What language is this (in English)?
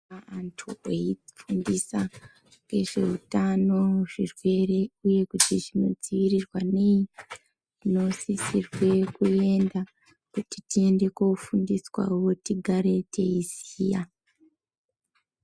Ndau